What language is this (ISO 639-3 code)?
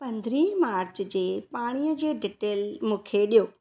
snd